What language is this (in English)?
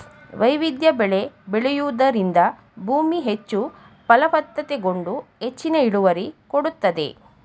Kannada